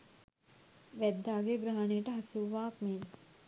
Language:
Sinhala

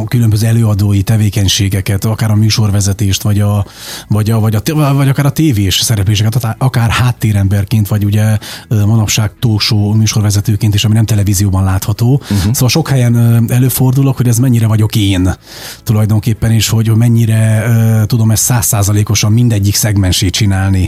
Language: Hungarian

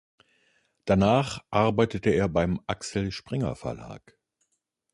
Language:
German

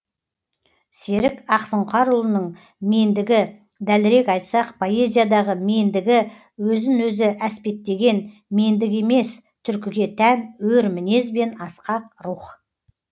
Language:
Kazakh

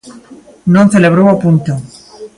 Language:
Galician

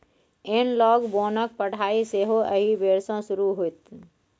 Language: Maithili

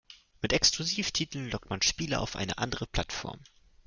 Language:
German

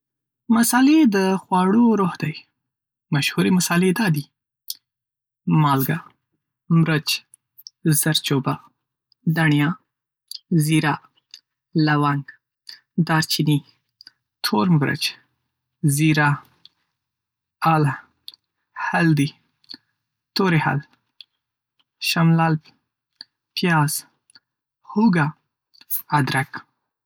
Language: Pashto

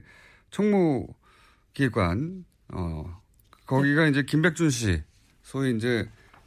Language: Korean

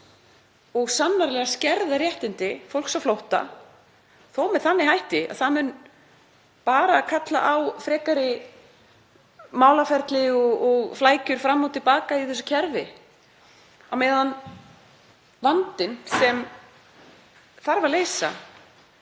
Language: Icelandic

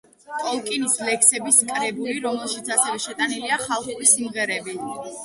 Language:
Georgian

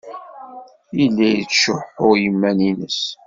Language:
Kabyle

